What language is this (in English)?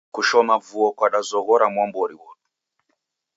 Taita